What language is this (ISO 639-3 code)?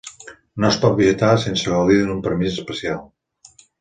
cat